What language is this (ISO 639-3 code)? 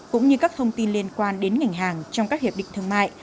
vie